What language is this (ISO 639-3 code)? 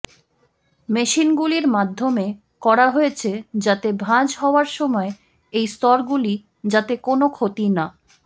ben